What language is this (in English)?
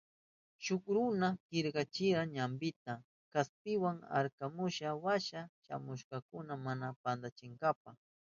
Southern Pastaza Quechua